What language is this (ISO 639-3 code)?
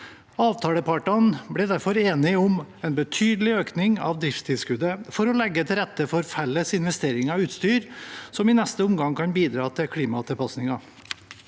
nor